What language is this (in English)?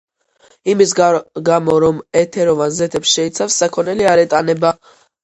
Georgian